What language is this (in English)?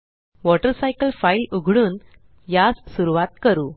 Marathi